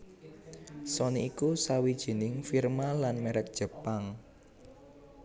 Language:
Javanese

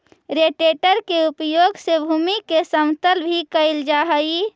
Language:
Magahi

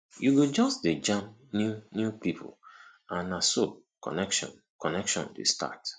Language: Nigerian Pidgin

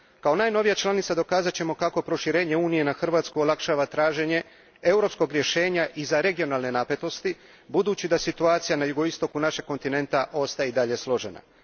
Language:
Croatian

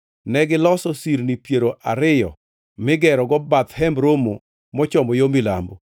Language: Luo (Kenya and Tanzania)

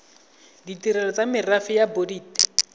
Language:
Tswana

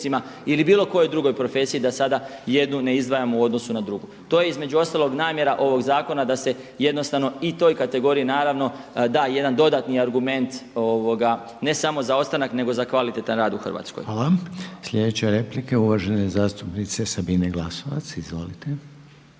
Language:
Croatian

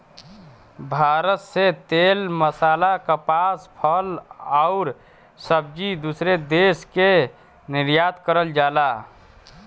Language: Bhojpuri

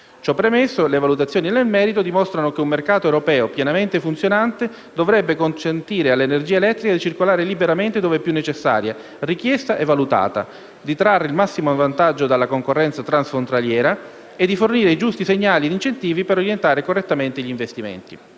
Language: Italian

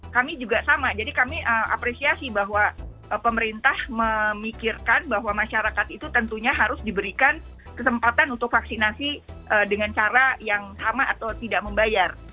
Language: Indonesian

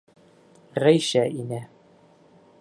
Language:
Bashkir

